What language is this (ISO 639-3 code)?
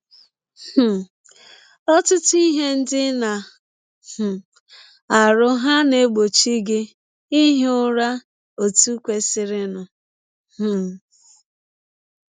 ibo